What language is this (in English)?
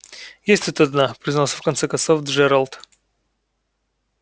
Russian